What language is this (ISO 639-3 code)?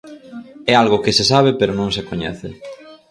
glg